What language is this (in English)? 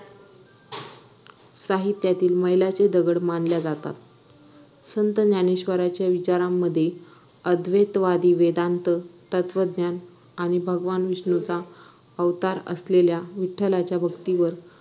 Marathi